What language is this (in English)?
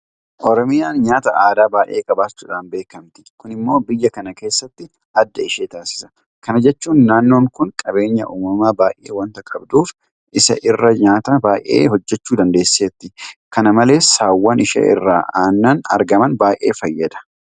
Oromo